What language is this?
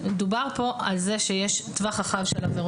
Hebrew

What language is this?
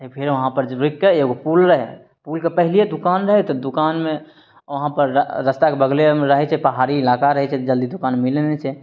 Maithili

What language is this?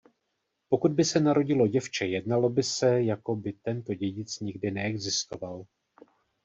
Czech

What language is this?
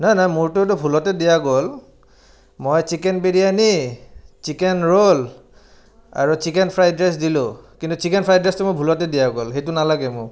Assamese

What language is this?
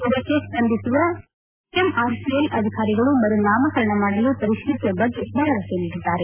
Kannada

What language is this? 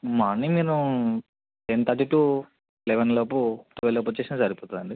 Telugu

